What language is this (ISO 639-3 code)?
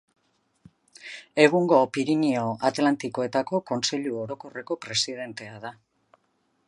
eus